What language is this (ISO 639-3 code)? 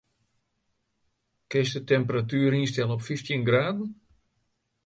fry